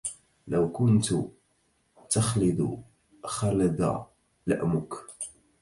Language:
Arabic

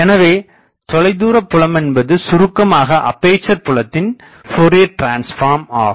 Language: Tamil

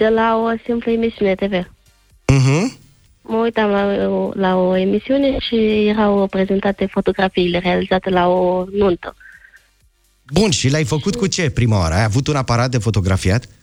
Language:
Romanian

